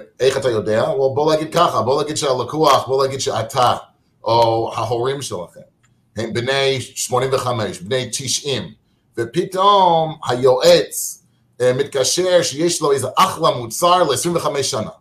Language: Hebrew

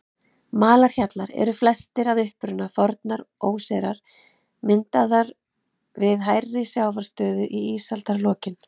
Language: Icelandic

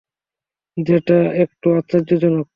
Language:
Bangla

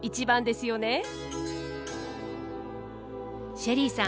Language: Japanese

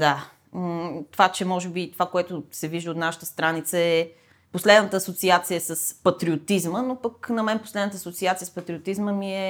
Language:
Bulgarian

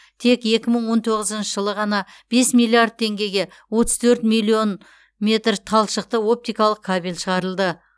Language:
Kazakh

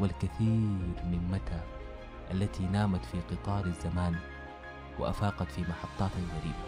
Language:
Arabic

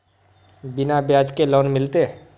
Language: Magahi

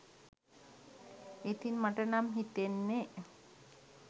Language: Sinhala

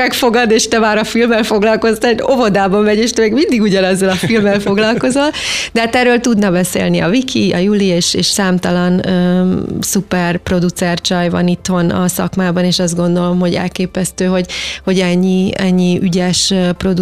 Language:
Hungarian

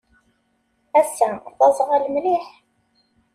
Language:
Kabyle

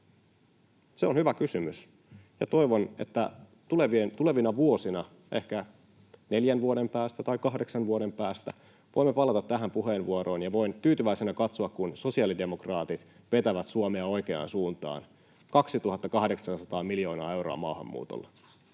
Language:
Finnish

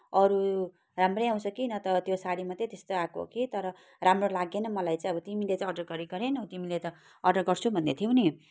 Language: Nepali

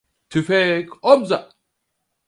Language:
Turkish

